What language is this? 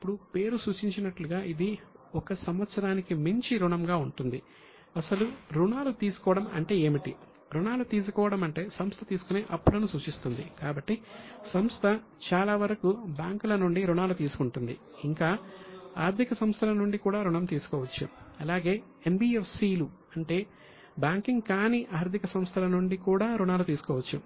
Telugu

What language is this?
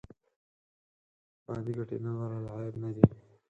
Pashto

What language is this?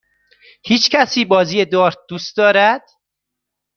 Persian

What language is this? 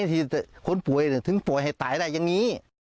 Thai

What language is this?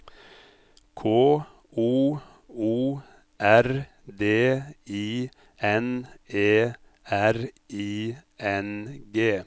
Norwegian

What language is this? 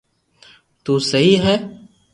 Loarki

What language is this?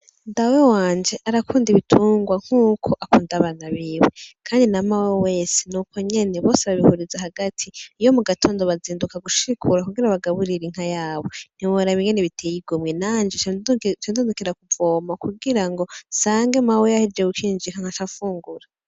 Rundi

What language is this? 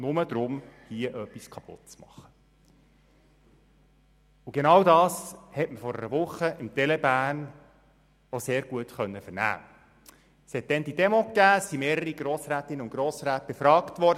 Swiss German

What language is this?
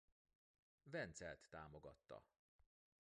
Hungarian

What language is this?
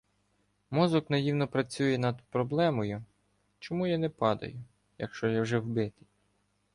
Ukrainian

